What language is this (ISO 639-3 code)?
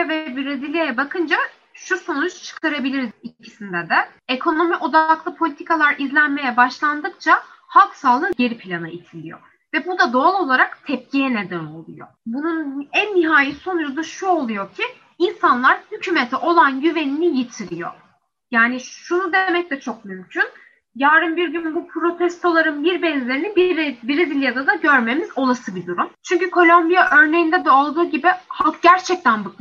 tur